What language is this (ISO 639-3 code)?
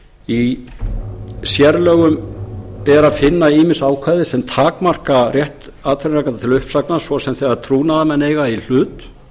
isl